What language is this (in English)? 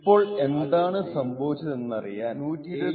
Malayalam